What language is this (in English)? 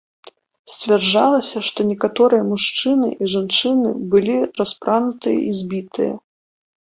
Belarusian